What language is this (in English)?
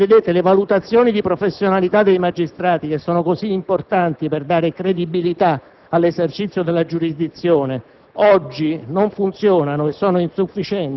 Italian